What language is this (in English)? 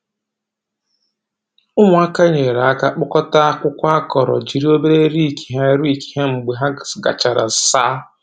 Igbo